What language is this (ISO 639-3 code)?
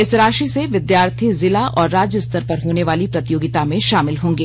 hin